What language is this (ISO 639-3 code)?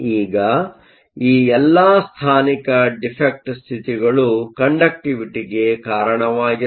kan